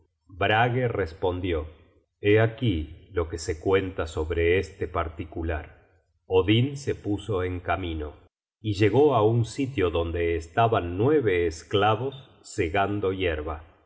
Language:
Spanish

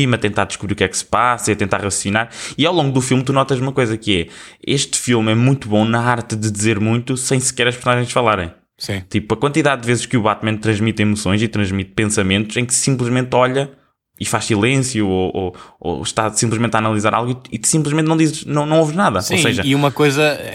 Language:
Portuguese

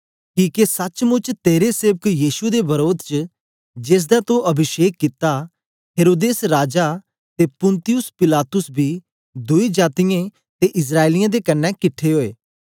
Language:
Dogri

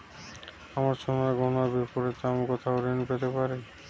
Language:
Bangla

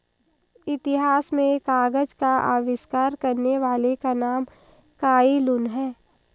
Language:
Hindi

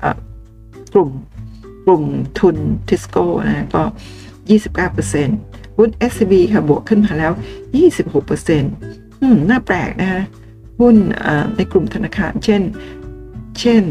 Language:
Thai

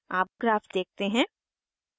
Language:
Hindi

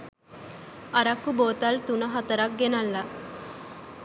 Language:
Sinhala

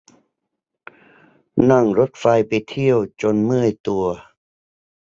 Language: Thai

